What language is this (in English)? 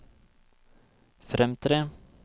Norwegian